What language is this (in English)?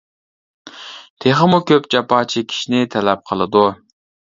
Uyghur